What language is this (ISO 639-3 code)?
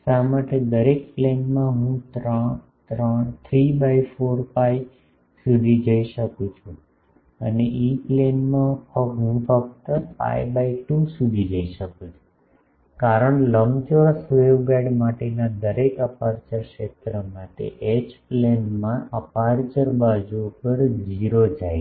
guj